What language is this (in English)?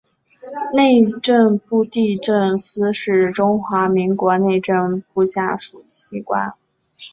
Chinese